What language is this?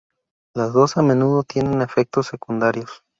Spanish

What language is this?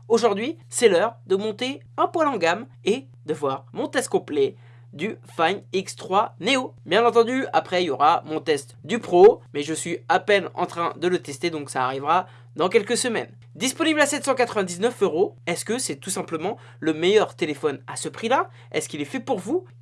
French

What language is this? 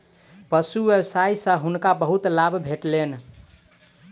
Maithili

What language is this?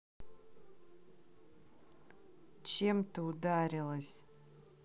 Russian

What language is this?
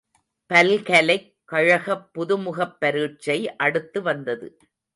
Tamil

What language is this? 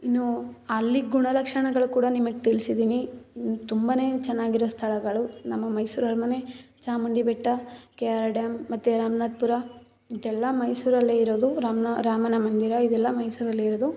Kannada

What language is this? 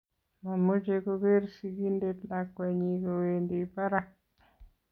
Kalenjin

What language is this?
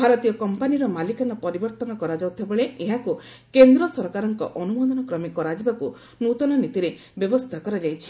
Odia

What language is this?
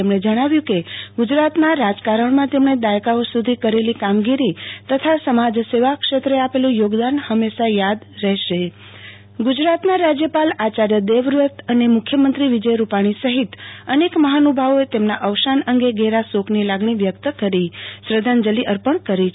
Gujarati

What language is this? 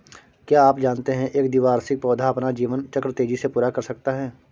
Hindi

